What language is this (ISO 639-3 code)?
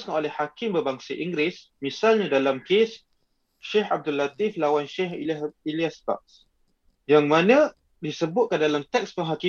msa